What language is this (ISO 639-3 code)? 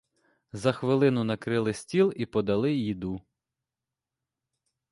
ukr